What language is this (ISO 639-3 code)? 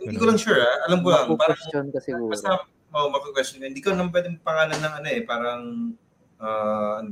fil